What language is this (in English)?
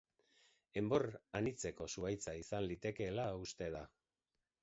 Basque